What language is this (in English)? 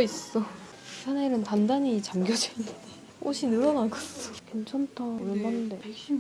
Korean